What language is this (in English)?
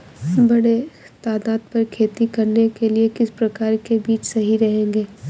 Hindi